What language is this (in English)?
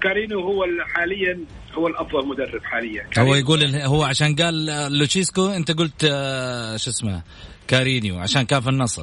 Arabic